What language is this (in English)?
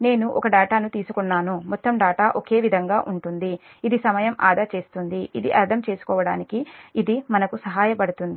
Telugu